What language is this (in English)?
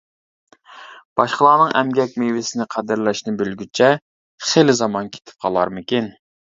Uyghur